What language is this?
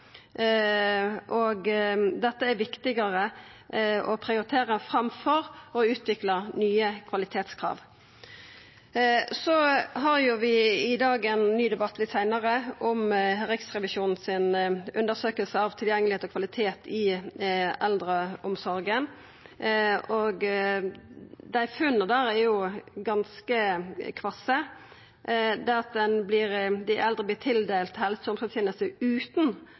Norwegian Nynorsk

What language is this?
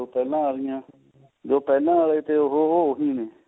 Punjabi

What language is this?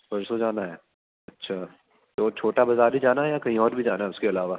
Urdu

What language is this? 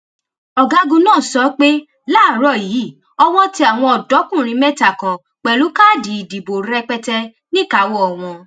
Yoruba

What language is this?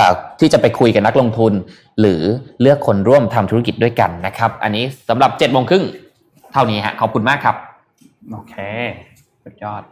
Thai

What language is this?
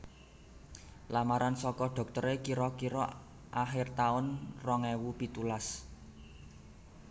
Javanese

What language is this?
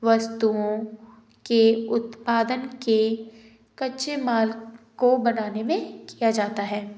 Hindi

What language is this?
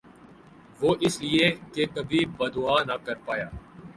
Urdu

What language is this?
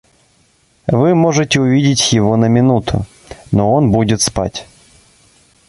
Russian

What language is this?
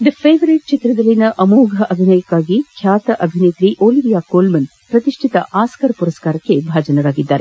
Kannada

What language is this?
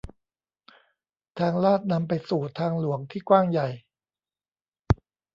Thai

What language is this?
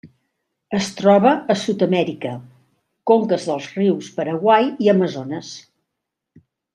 Catalan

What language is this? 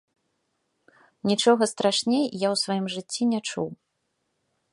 Belarusian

